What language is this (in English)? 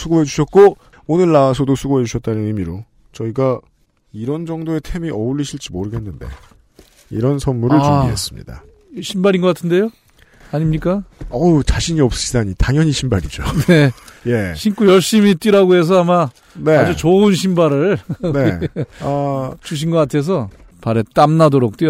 Korean